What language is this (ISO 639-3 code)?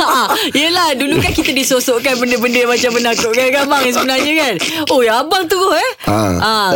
msa